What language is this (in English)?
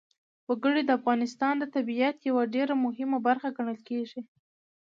Pashto